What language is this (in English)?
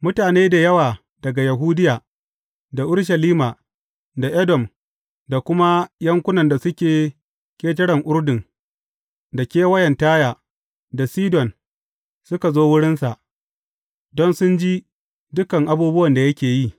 Hausa